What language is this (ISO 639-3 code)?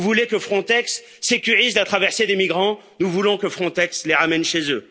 fra